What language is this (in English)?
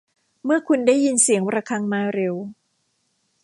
Thai